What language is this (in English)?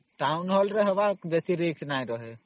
Odia